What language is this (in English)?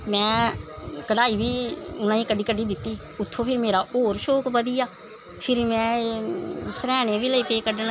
Dogri